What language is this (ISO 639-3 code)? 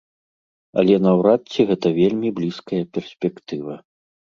bel